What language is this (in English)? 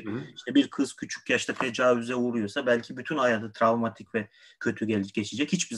Turkish